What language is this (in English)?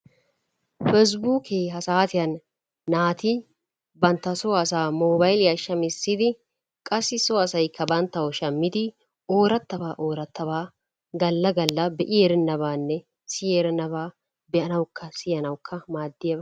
Wolaytta